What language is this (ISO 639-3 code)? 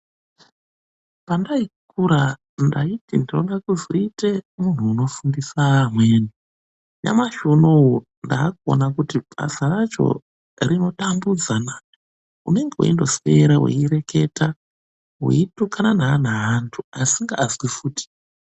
ndc